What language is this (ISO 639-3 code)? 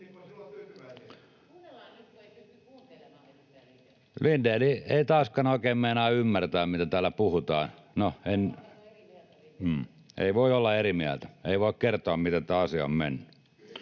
fin